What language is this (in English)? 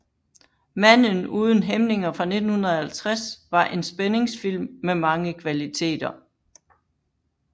Danish